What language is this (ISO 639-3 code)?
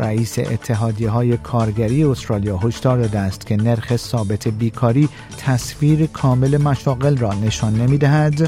fas